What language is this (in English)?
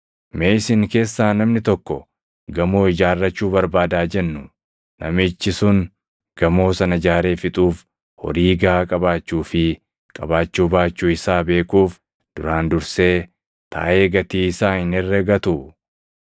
Oromo